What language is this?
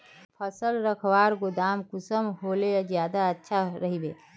Magahi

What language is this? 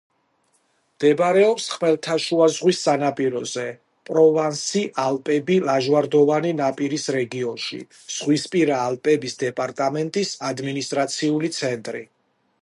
Georgian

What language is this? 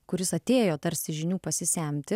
Lithuanian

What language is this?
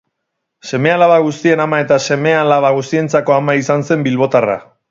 Basque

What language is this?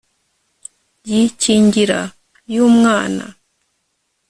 Kinyarwanda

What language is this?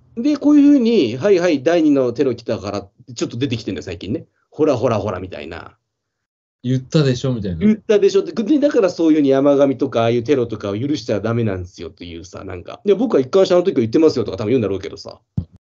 Japanese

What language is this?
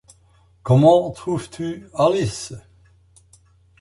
French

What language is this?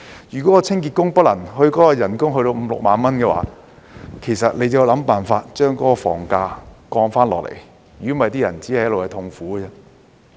Cantonese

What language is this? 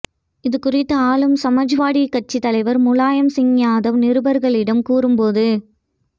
Tamil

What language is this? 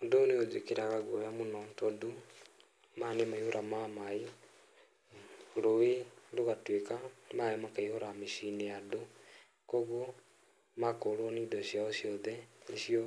Kikuyu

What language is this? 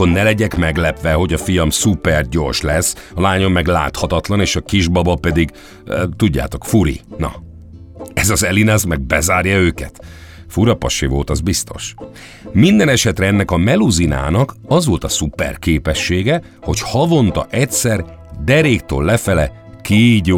Hungarian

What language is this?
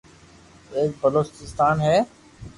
Loarki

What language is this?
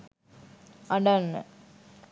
Sinhala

